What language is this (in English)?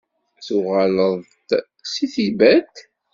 Kabyle